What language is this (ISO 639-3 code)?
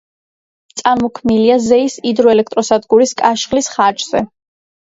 kat